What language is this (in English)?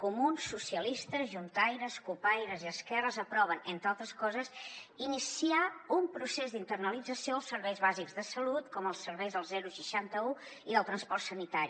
Catalan